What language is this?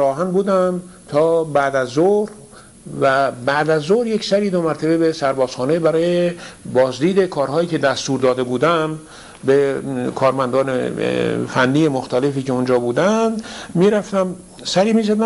Persian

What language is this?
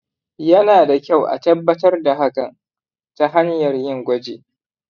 Hausa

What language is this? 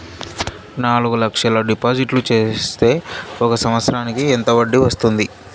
Telugu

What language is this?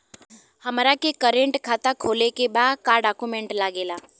Bhojpuri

